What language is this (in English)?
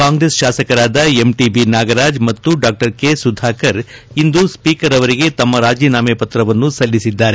Kannada